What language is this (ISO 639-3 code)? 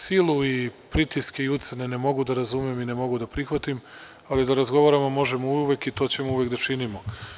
srp